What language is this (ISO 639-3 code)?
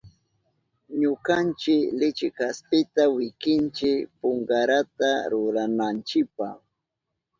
qup